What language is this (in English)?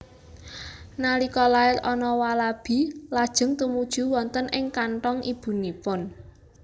Javanese